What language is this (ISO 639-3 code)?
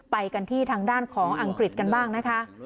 tha